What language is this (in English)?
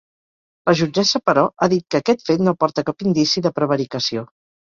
Catalan